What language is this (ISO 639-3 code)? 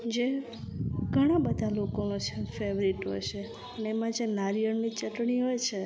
guj